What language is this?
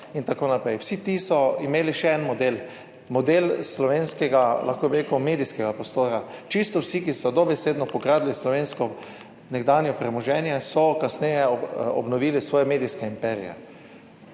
Slovenian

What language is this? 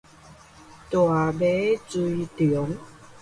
Min Nan Chinese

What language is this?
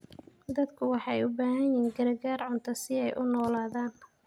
Somali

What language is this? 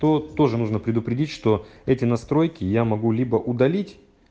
Russian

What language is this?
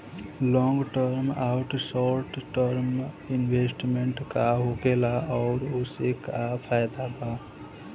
Bhojpuri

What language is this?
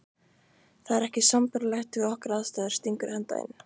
Icelandic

